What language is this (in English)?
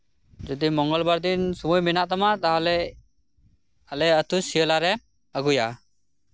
Santali